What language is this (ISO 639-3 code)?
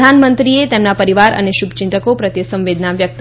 guj